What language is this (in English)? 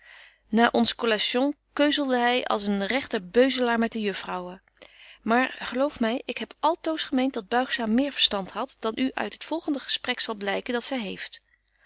Dutch